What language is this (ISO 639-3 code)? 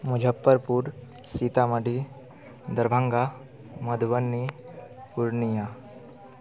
mai